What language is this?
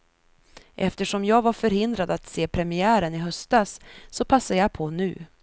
Swedish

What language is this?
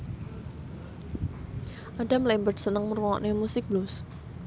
Javanese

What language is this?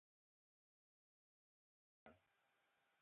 Eton (Cameroon)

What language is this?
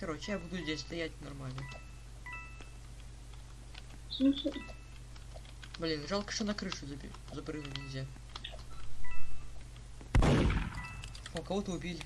Russian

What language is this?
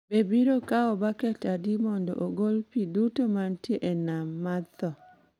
Luo (Kenya and Tanzania)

